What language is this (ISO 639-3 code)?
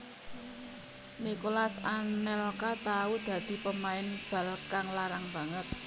jav